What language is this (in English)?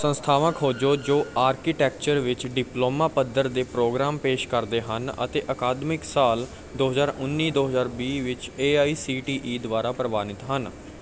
Punjabi